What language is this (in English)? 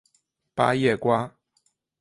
Chinese